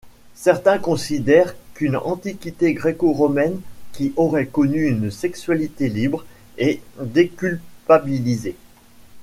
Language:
French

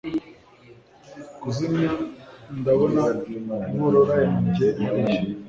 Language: Kinyarwanda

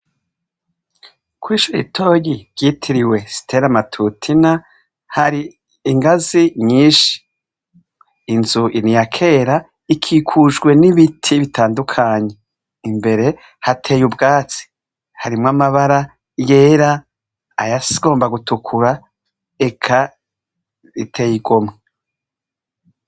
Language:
Rundi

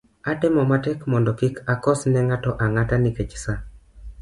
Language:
Luo (Kenya and Tanzania)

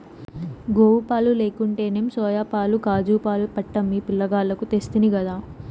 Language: Telugu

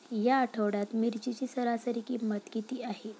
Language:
Marathi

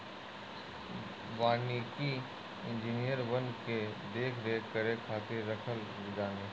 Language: Bhojpuri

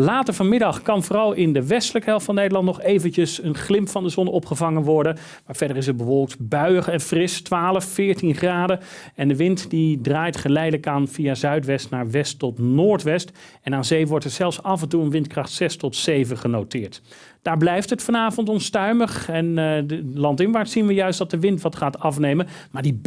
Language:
Dutch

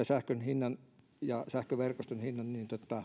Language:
Finnish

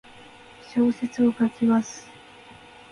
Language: Japanese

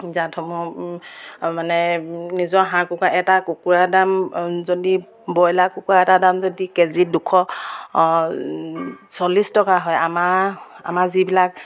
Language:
Assamese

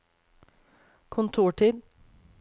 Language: Norwegian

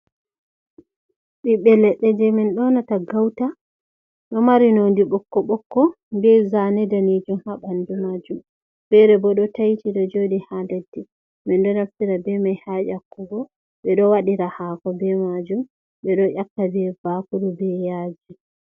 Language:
Fula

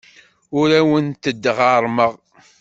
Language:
Kabyle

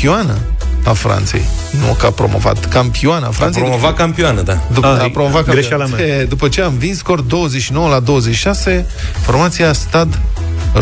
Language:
Romanian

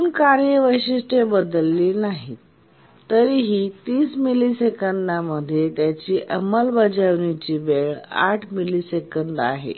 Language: Marathi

